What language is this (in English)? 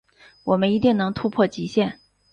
Chinese